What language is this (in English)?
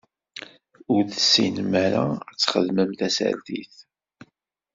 Kabyle